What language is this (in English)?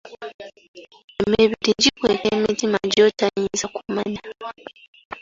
Ganda